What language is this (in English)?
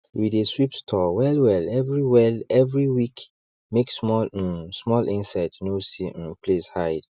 Nigerian Pidgin